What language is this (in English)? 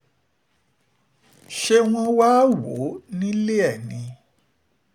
Yoruba